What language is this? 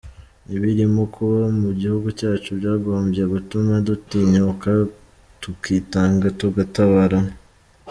Kinyarwanda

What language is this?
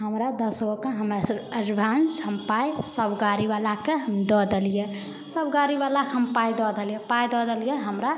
Maithili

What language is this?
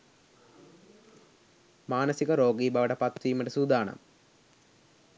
Sinhala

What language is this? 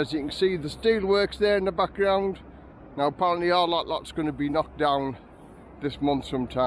English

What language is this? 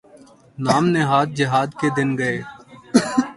Urdu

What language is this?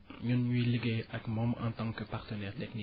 Wolof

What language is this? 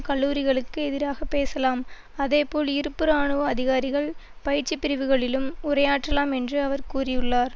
Tamil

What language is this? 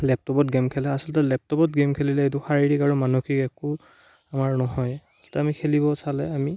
Assamese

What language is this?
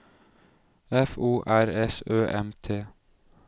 Norwegian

